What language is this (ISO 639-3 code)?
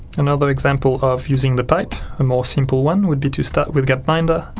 eng